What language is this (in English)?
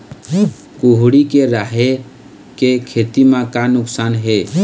Chhattisgarhi